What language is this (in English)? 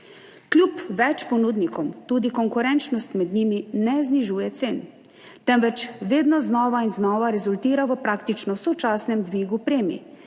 Slovenian